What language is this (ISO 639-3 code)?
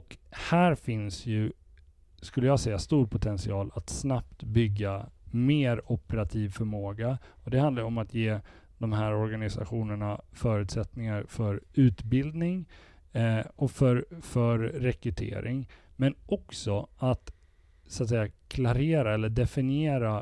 swe